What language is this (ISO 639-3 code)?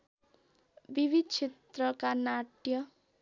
nep